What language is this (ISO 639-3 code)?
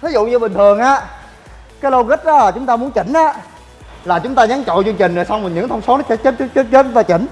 vie